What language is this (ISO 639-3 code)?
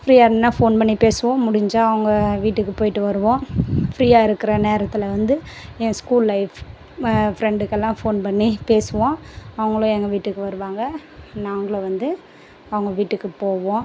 tam